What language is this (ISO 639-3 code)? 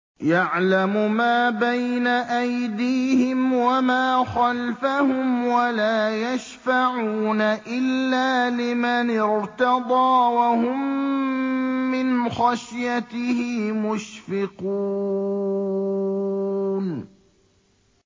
ara